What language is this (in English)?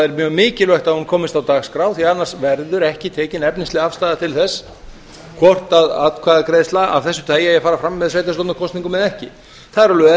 Icelandic